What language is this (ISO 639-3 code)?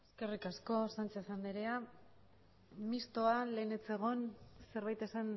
eus